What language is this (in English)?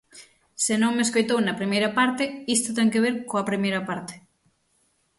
Galician